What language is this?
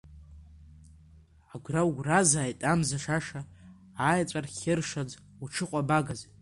Abkhazian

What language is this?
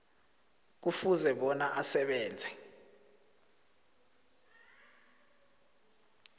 South Ndebele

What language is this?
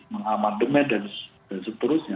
Indonesian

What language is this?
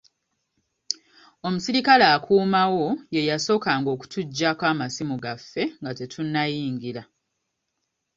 Ganda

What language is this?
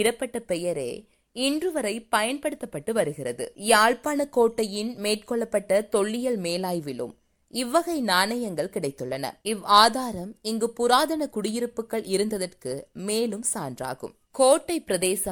Tamil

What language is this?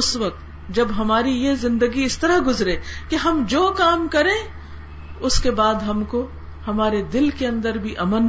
Urdu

